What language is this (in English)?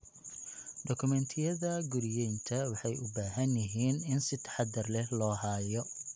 Somali